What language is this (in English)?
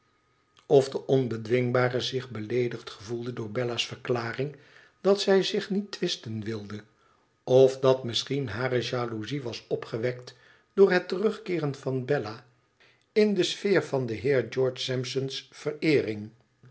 Dutch